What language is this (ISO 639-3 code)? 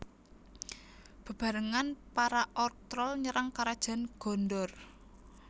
jav